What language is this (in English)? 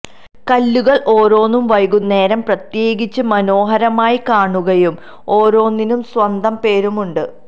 Malayalam